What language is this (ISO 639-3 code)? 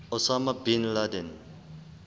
sot